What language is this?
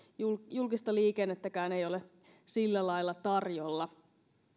Finnish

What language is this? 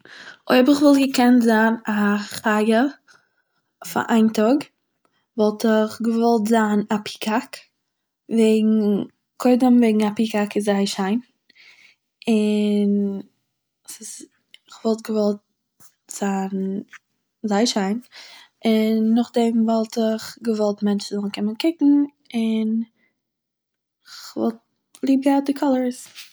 Yiddish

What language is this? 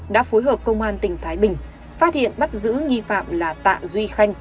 Vietnamese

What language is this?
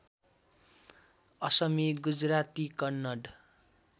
Nepali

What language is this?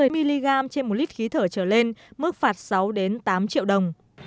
Vietnamese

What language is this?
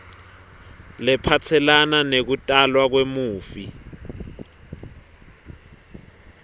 Swati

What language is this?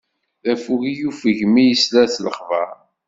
Kabyle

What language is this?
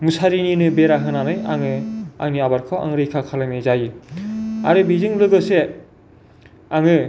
Bodo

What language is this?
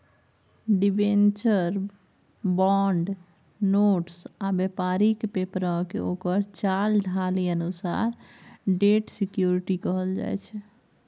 Maithili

